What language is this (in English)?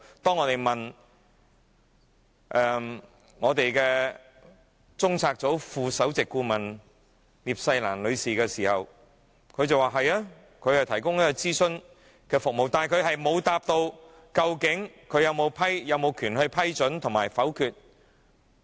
Cantonese